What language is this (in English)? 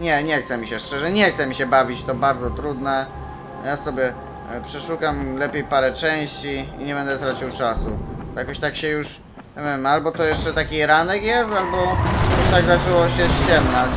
Polish